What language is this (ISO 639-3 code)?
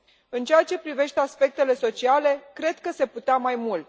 ron